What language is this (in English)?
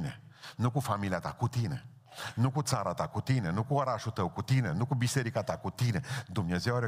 Romanian